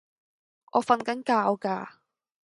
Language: Cantonese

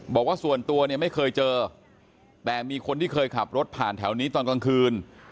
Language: Thai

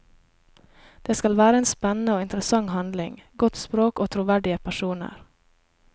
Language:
Norwegian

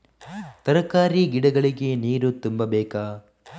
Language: Kannada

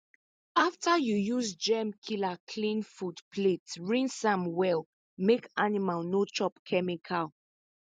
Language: Nigerian Pidgin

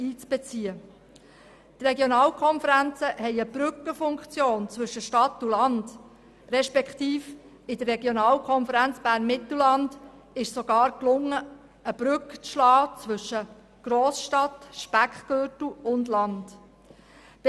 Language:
Swiss German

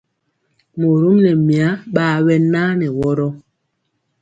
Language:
Mpiemo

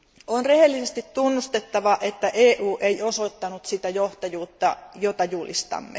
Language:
Finnish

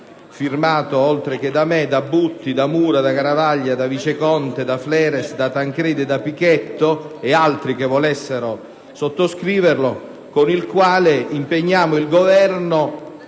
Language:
Italian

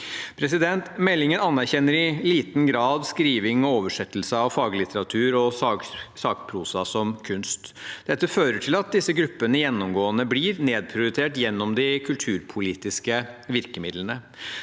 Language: Norwegian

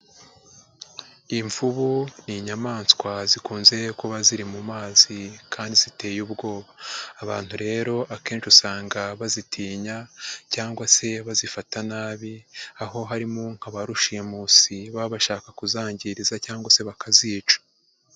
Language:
Kinyarwanda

